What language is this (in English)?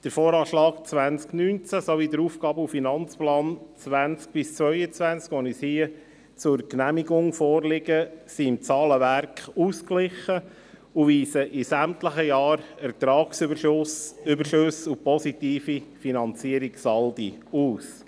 Swiss German